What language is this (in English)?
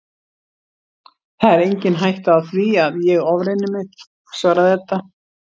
Icelandic